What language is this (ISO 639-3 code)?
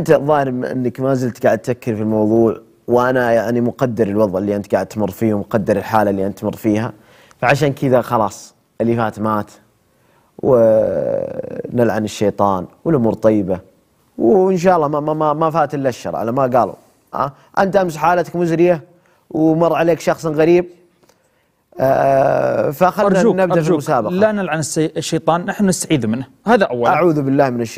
ara